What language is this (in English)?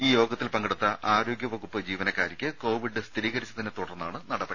Malayalam